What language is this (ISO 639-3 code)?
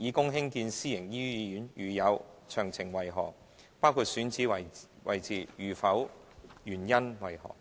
yue